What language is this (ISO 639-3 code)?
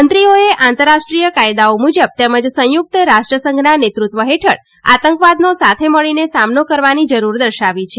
guj